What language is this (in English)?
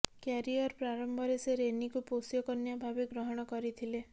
Odia